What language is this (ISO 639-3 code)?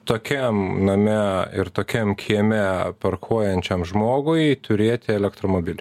lit